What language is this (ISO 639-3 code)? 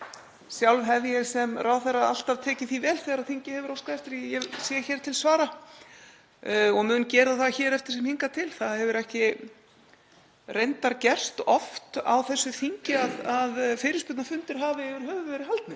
isl